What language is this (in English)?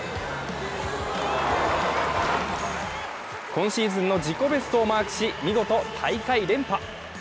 Japanese